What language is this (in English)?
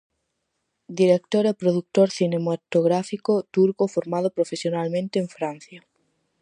Galician